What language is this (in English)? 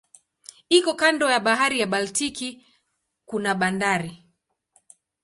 Swahili